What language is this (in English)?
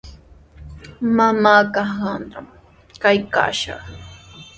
Sihuas Ancash Quechua